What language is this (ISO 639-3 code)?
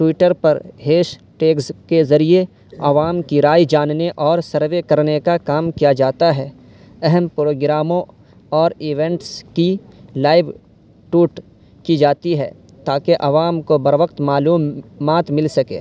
urd